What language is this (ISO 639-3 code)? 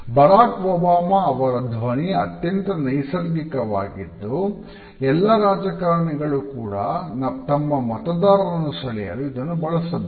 kan